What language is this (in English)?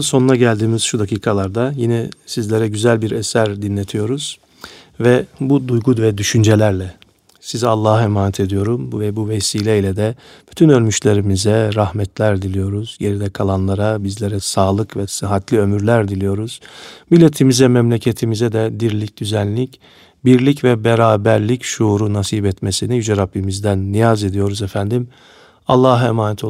Turkish